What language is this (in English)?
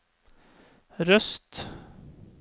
Norwegian